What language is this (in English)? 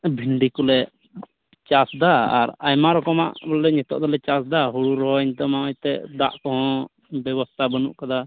Santali